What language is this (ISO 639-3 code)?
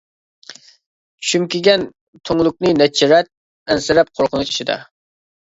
uig